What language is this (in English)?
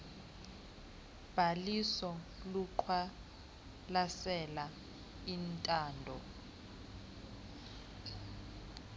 Xhosa